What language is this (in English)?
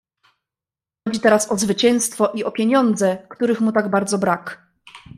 Polish